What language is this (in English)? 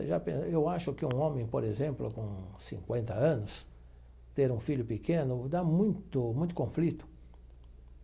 Portuguese